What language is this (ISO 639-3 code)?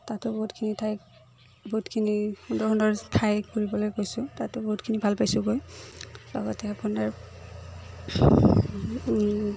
asm